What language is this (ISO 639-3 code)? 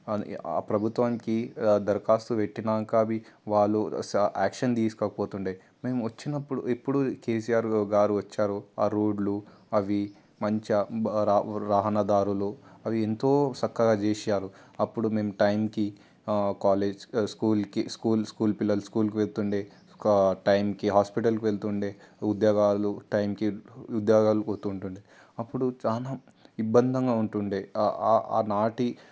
tel